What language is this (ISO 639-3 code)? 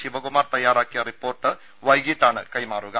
mal